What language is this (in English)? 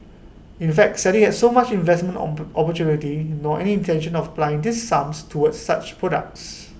English